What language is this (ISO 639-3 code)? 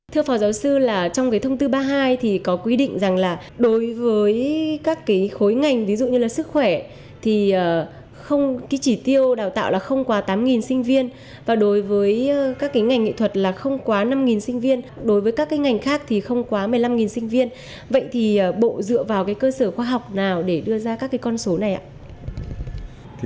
vie